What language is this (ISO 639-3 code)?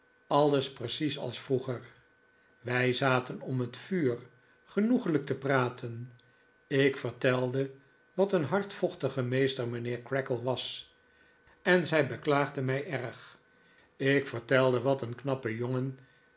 nld